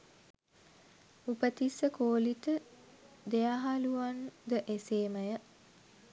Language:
Sinhala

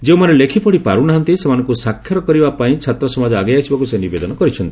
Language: Odia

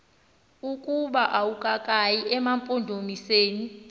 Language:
Xhosa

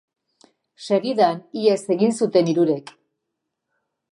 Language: Basque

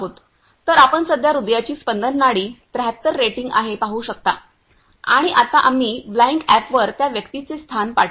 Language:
Marathi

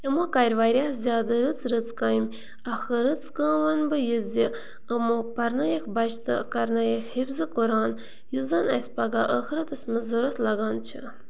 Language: Kashmiri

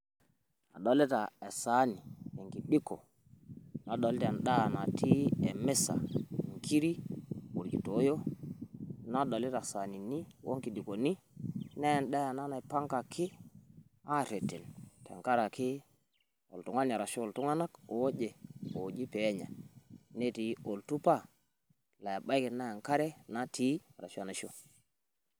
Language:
Masai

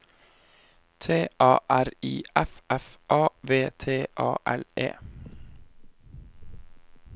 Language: Norwegian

